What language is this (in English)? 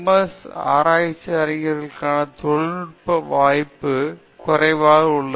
Tamil